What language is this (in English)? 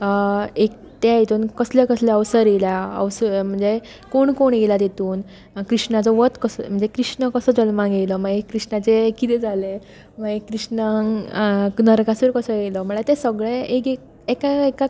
Konkani